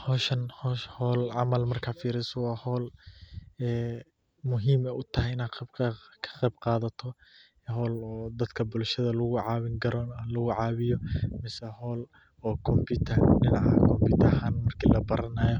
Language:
Somali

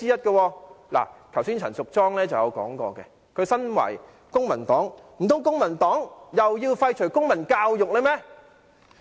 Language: Cantonese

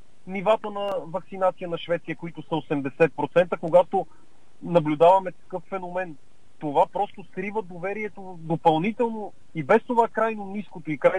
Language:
Bulgarian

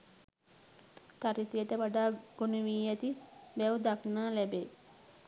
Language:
Sinhala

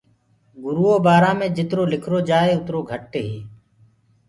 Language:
Gurgula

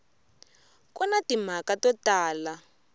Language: Tsonga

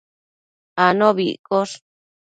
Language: Matsés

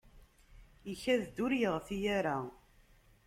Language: Kabyle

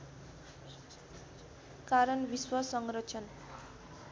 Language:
Nepali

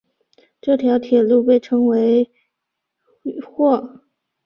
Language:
Chinese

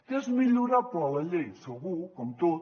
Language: Catalan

